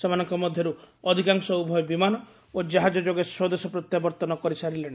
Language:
Odia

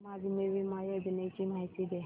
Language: Marathi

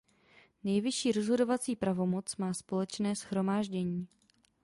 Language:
Czech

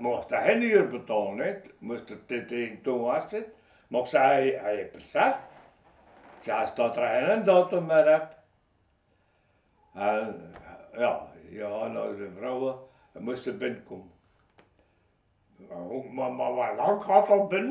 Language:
Dutch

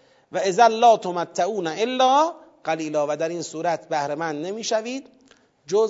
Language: Persian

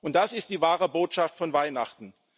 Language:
German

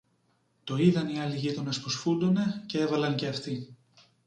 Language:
Greek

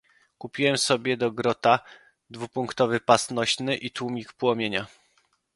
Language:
Polish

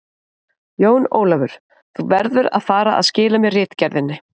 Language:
Icelandic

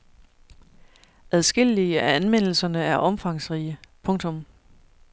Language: Danish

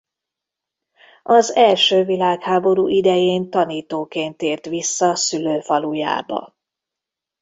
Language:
Hungarian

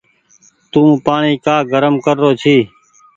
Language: Goaria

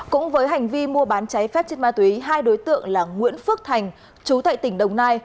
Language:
Vietnamese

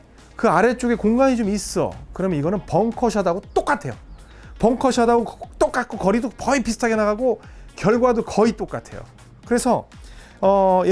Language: Korean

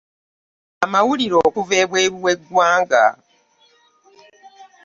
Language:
Ganda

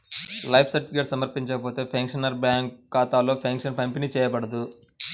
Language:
Telugu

